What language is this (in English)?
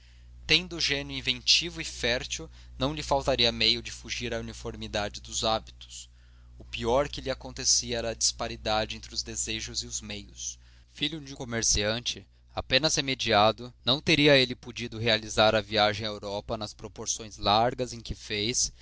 Portuguese